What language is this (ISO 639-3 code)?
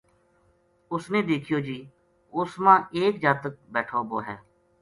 gju